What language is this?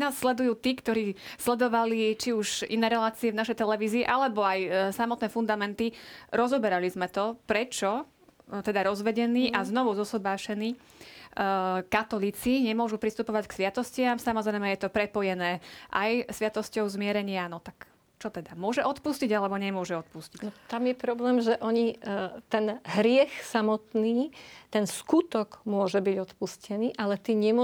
Slovak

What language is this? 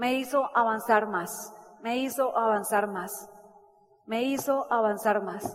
Spanish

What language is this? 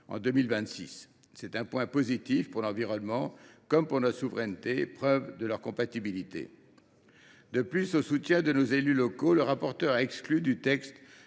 French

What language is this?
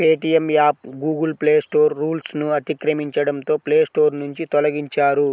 Telugu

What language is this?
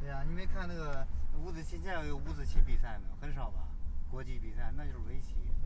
Chinese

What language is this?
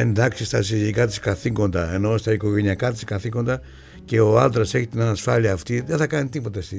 Greek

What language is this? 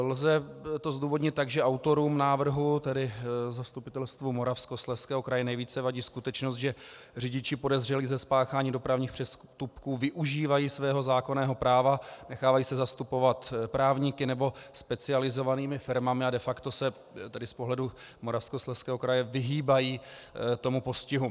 Czech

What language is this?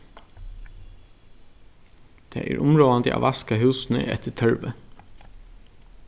Faroese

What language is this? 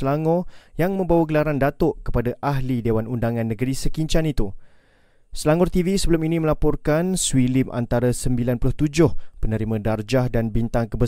Malay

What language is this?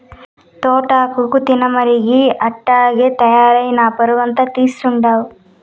Telugu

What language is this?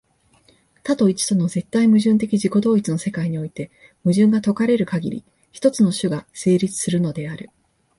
Japanese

